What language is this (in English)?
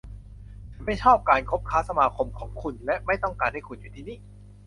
Thai